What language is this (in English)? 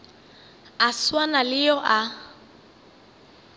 Northern Sotho